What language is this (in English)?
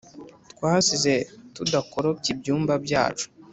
Kinyarwanda